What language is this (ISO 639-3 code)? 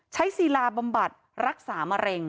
tha